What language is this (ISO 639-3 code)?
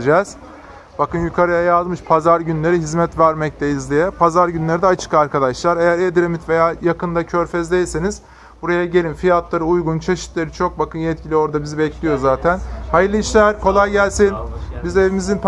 tur